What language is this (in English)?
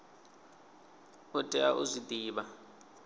Venda